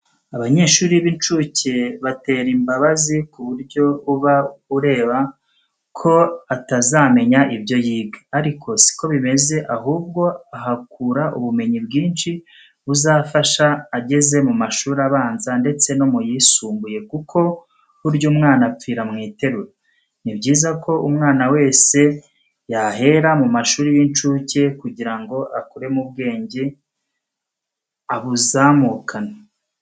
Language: Kinyarwanda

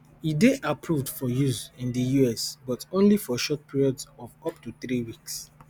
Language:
Nigerian Pidgin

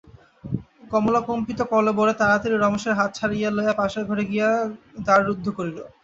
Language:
Bangla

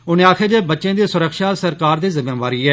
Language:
Dogri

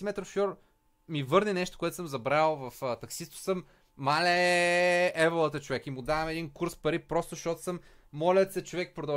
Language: Bulgarian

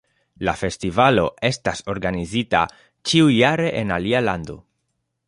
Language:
Esperanto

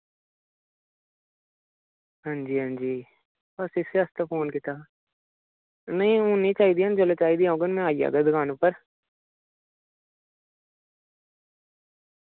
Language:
Dogri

